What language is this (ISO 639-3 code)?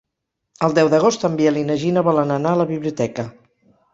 cat